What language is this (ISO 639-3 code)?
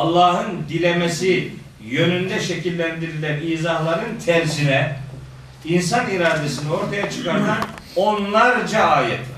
tur